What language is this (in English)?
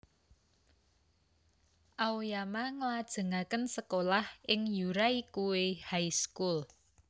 Javanese